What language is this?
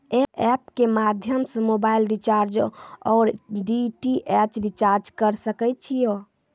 Maithili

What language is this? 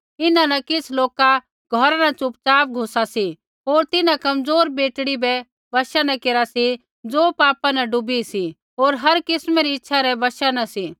Kullu Pahari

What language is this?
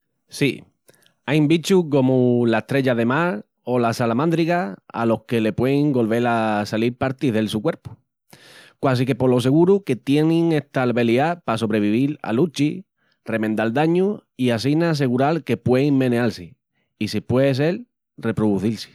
Extremaduran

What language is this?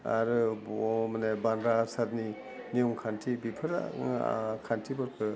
Bodo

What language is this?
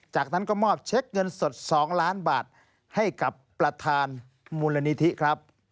Thai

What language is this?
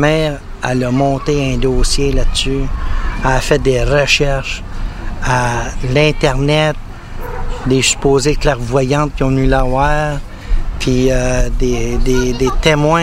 French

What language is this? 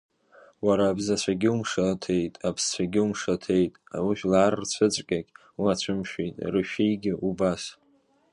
Abkhazian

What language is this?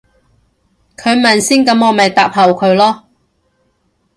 Cantonese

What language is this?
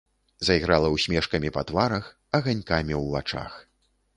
Belarusian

